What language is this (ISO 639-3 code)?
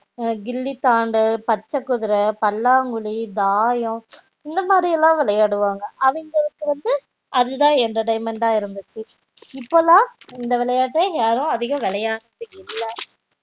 tam